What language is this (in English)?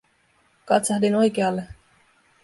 Finnish